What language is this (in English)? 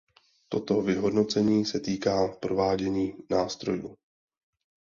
Czech